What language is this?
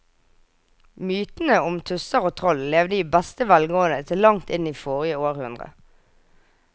Norwegian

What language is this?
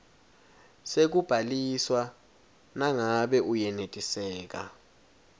Swati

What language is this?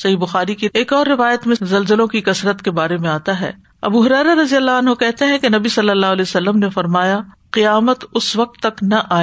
Urdu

